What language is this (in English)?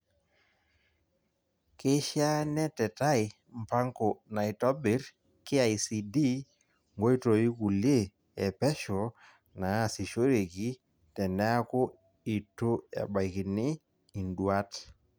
Masai